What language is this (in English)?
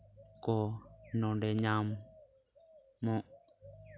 Santali